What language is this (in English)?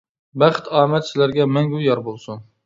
Uyghur